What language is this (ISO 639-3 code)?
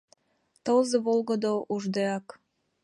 chm